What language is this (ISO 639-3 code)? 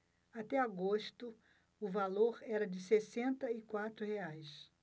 por